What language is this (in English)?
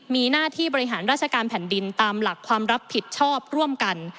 Thai